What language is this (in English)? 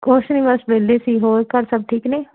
Punjabi